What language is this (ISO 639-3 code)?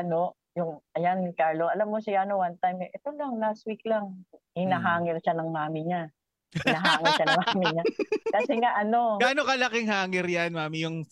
fil